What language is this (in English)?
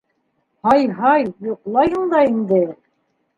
Bashkir